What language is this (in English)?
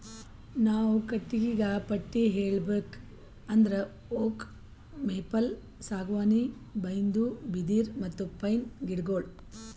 Kannada